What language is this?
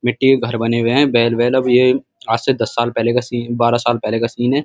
Hindi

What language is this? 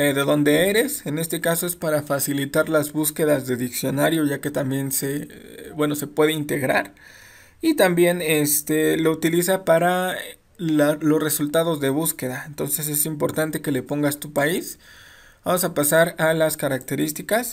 Spanish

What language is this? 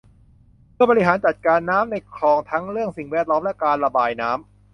Thai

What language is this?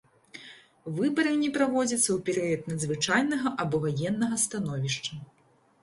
Belarusian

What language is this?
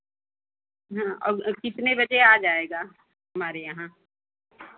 Hindi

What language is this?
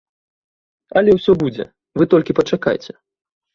Belarusian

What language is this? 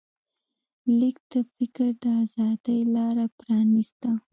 Pashto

